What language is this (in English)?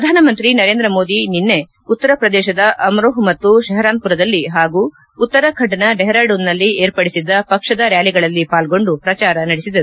Kannada